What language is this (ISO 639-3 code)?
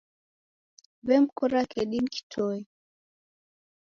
dav